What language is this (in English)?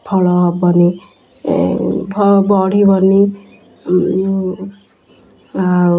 Odia